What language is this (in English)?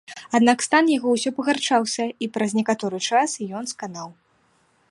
Belarusian